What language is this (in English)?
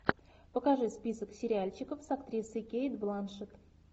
Russian